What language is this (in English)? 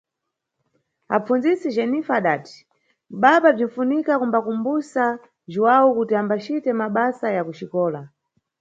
Nyungwe